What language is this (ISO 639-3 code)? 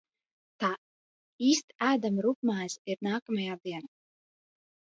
lav